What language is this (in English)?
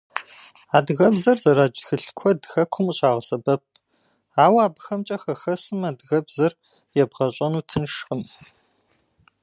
Kabardian